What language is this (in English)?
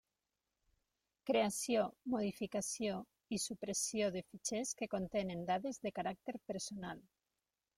Catalan